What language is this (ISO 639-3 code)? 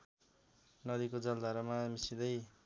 nep